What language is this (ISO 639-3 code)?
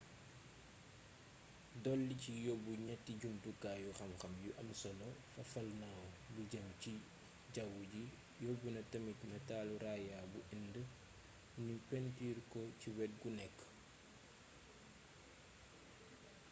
wol